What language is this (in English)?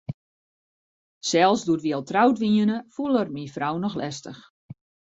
Western Frisian